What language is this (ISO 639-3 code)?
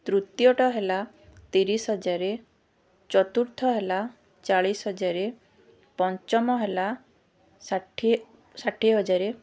ori